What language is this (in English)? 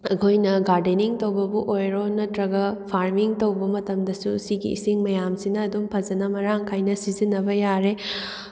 Manipuri